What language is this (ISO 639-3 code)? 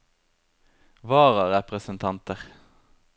nor